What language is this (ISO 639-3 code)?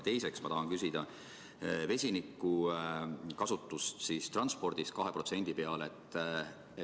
est